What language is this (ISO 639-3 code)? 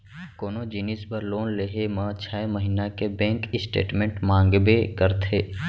hne